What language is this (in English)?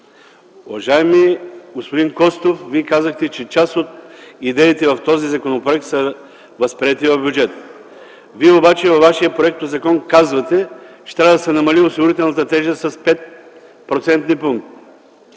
Bulgarian